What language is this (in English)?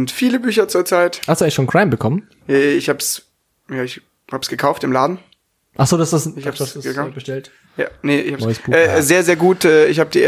German